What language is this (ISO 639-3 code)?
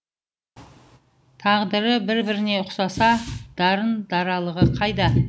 kaz